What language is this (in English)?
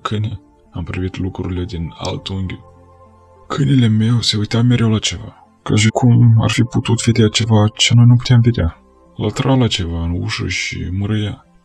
Romanian